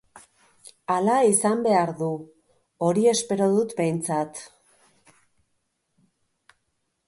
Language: Basque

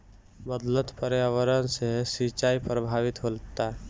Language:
Bhojpuri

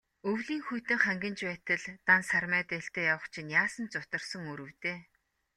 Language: Mongolian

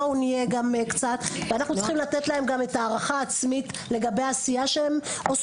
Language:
Hebrew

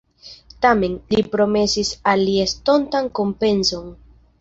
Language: Esperanto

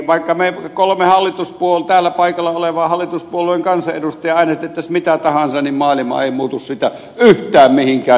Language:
Finnish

